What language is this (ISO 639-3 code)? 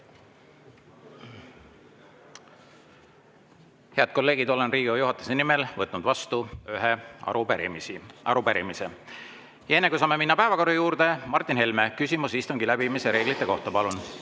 est